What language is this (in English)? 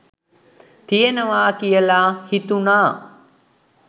Sinhala